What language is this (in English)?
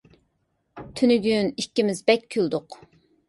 Uyghur